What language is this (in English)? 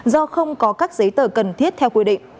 Vietnamese